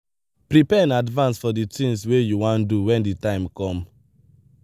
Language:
Nigerian Pidgin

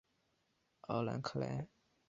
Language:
Chinese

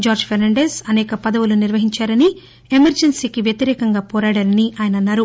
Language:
Telugu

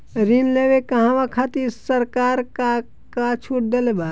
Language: Bhojpuri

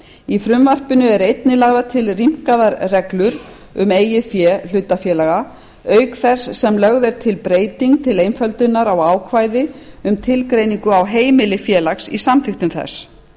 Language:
Icelandic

